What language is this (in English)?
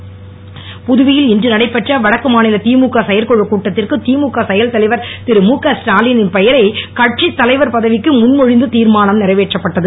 Tamil